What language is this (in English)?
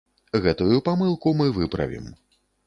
Belarusian